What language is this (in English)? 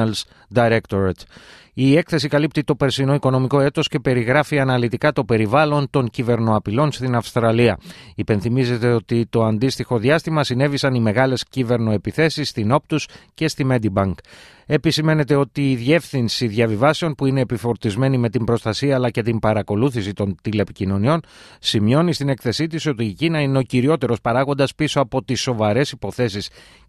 Greek